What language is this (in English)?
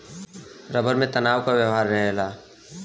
Bhojpuri